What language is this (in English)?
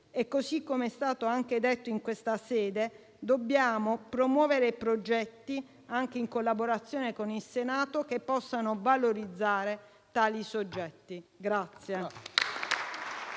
Italian